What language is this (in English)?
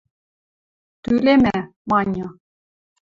Western Mari